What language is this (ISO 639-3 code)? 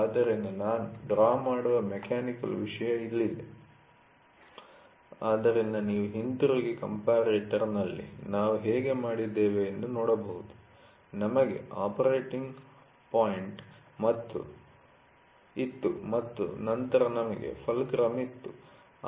kan